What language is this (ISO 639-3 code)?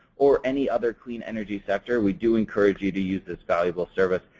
eng